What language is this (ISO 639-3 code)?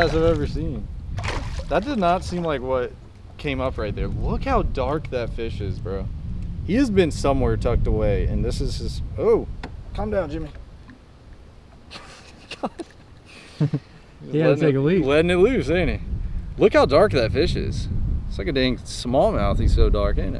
eng